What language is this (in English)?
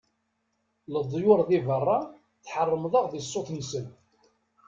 Kabyle